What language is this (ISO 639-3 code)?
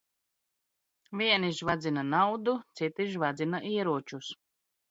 lav